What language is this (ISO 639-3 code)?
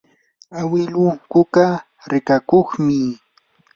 qur